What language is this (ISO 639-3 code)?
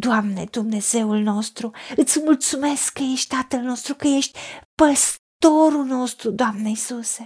ron